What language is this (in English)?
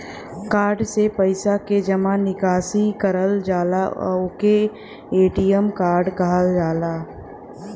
Bhojpuri